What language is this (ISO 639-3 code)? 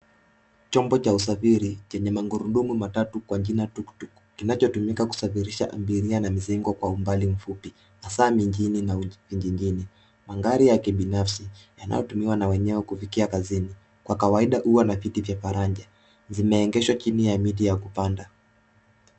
swa